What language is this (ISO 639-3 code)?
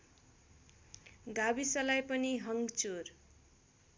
nep